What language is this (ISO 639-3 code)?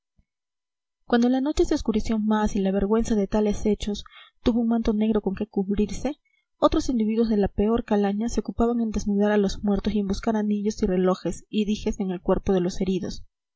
spa